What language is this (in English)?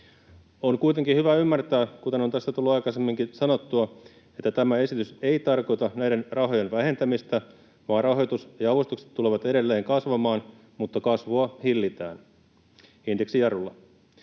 Finnish